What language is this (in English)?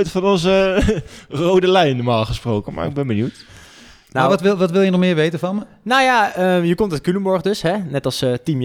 Dutch